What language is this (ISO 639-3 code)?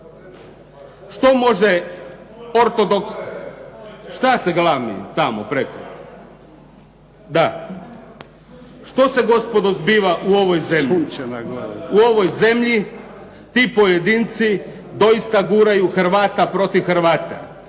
hrv